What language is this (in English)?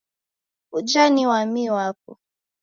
Taita